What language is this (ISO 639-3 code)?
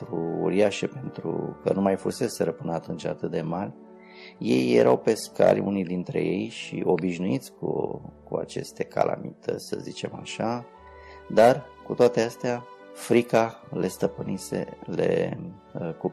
ron